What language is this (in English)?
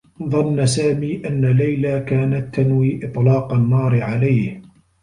Arabic